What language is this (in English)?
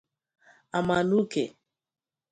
Igbo